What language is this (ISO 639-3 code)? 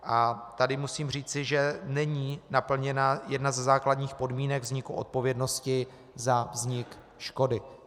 ces